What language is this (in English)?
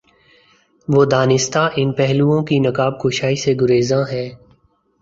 Urdu